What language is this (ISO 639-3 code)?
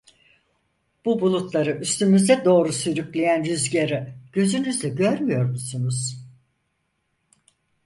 tur